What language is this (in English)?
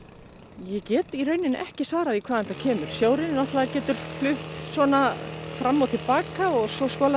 Icelandic